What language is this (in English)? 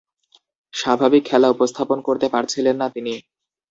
Bangla